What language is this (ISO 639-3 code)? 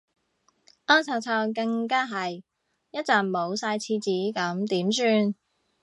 yue